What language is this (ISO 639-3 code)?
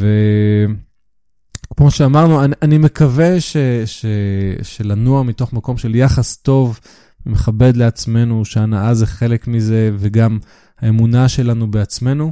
heb